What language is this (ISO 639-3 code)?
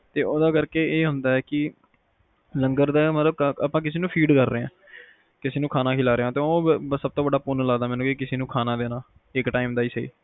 pan